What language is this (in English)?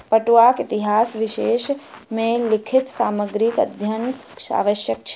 Maithili